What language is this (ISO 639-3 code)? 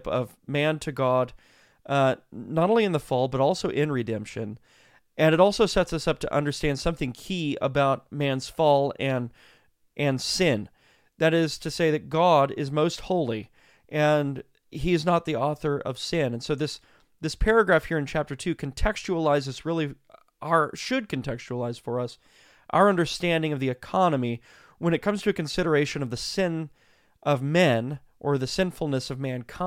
eng